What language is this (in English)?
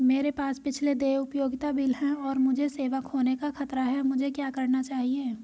Hindi